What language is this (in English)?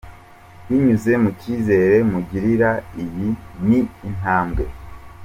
Kinyarwanda